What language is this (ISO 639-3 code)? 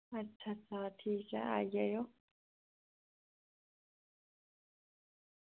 doi